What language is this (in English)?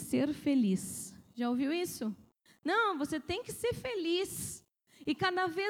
Portuguese